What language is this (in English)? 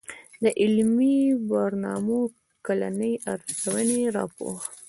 Pashto